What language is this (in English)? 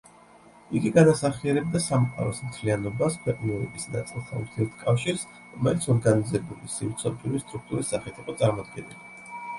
Georgian